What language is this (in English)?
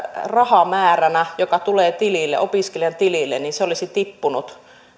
Finnish